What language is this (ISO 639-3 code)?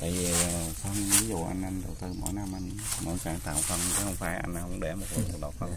vie